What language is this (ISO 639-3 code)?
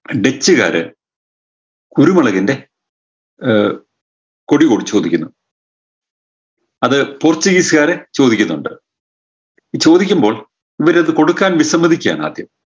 mal